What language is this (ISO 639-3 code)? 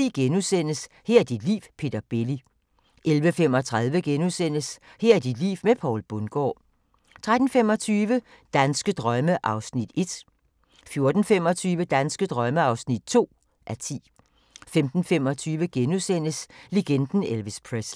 dan